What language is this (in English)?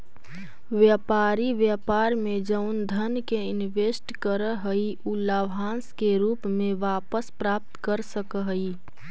Magahi